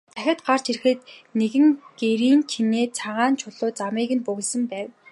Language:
Mongolian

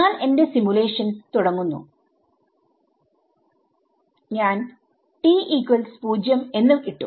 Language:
Malayalam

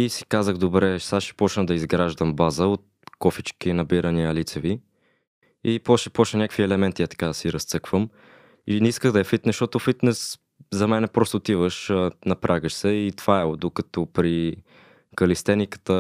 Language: Bulgarian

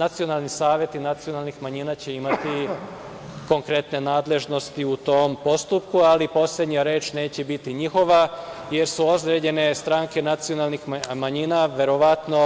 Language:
Serbian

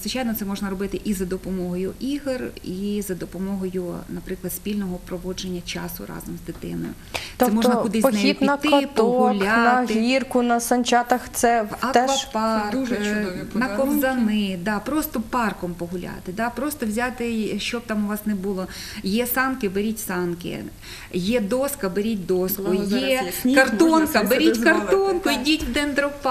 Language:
Ukrainian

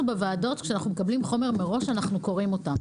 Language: Hebrew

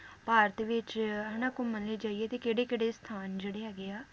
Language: Punjabi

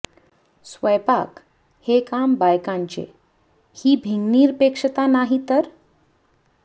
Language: Marathi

